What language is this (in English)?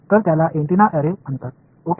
Marathi